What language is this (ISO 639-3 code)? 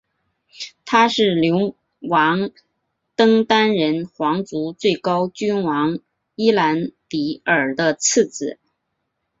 zho